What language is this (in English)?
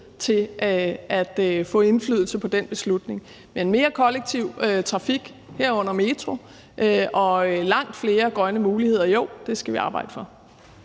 Danish